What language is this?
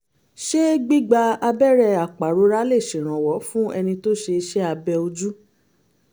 Yoruba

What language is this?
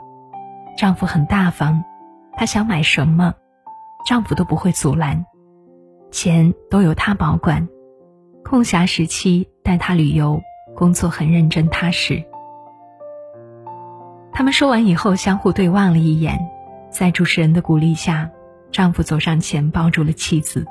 Chinese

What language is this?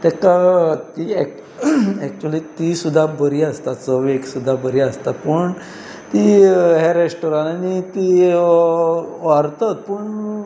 Konkani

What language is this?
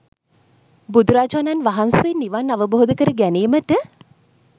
Sinhala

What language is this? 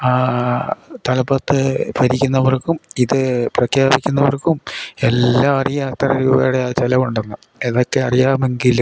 Malayalam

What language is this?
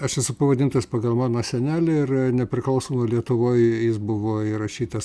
Lithuanian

